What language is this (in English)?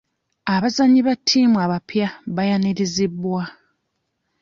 Ganda